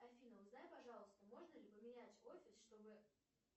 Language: Russian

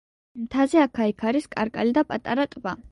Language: Georgian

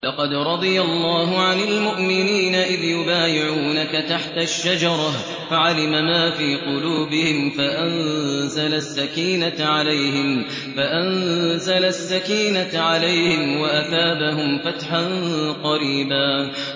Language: Arabic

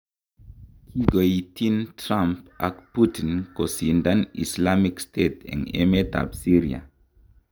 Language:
Kalenjin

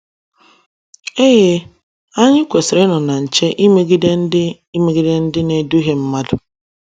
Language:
Igbo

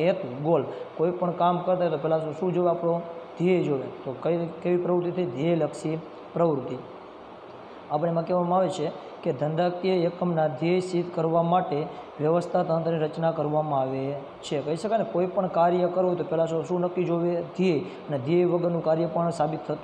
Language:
Romanian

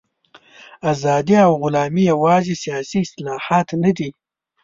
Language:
Pashto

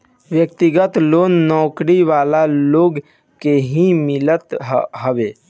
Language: Bhojpuri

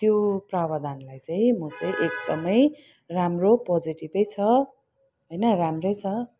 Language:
Nepali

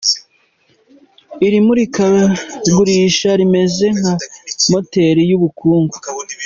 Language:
Kinyarwanda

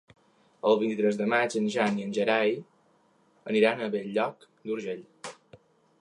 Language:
Catalan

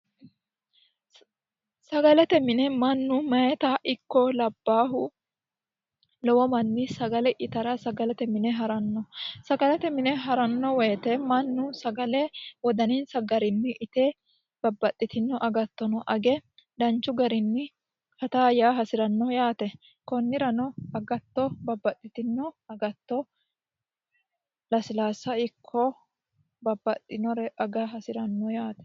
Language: Sidamo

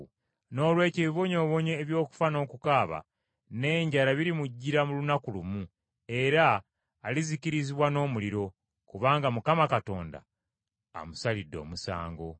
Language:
Ganda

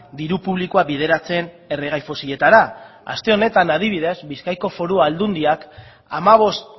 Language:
Basque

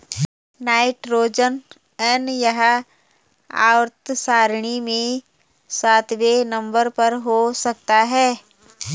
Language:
Hindi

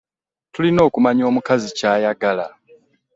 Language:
Ganda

